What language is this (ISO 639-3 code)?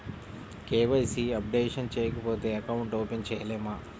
tel